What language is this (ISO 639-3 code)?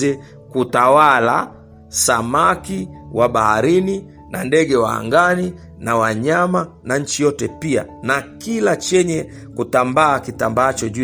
swa